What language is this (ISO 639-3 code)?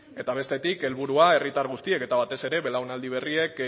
eus